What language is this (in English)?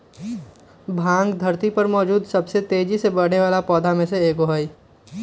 Magahi